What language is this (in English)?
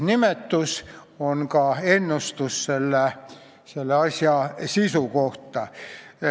Estonian